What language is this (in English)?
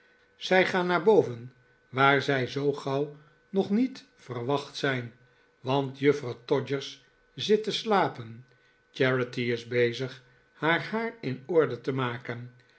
Dutch